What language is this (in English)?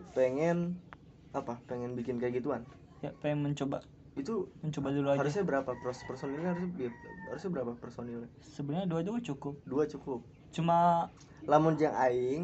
Indonesian